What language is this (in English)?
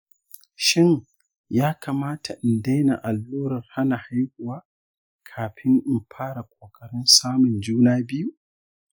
Hausa